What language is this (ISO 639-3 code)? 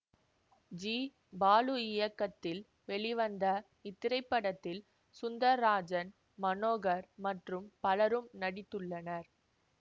tam